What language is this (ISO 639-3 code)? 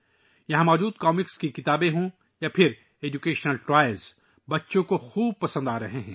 urd